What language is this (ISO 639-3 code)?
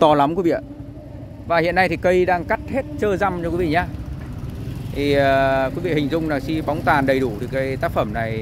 vie